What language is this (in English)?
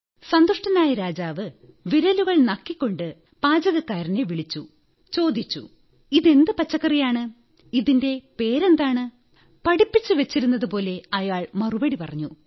Malayalam